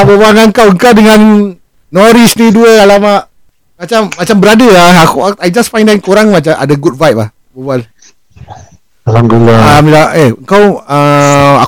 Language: Malay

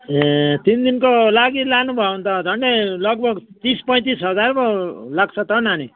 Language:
Nepali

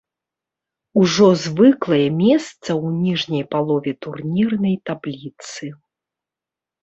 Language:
Belarusian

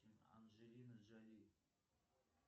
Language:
Russian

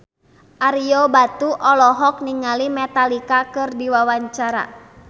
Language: Sundanese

